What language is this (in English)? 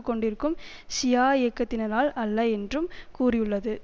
Tamil